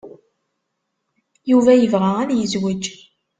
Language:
Kabyle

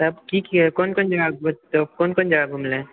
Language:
Maithili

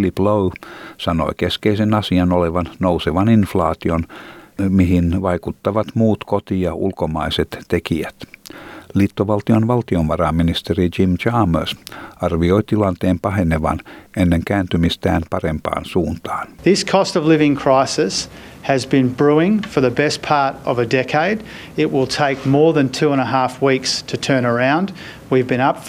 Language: Finnish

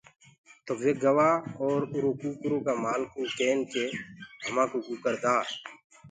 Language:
Gurgula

